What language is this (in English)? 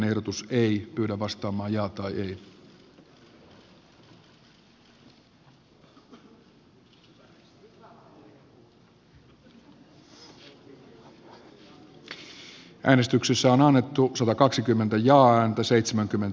Finnish